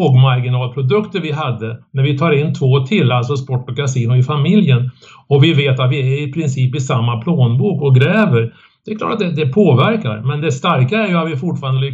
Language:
Swedish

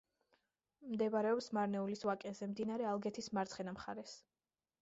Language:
Georgian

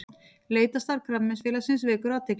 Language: Icelandic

